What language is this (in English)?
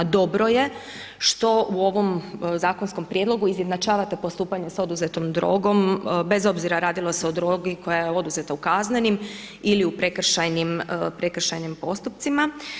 Croatian